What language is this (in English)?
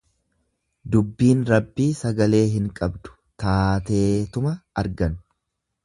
Oromo